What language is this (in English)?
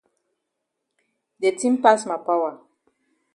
Cameroon Pidgin